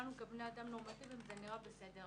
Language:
Hebrew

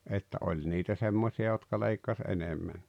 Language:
Finnish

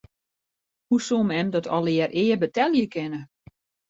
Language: Western Frisian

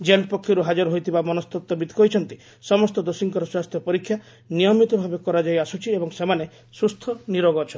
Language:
Odia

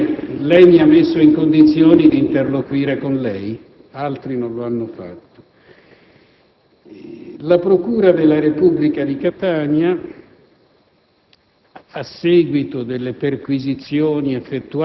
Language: Italian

